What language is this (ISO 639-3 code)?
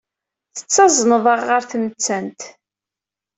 kab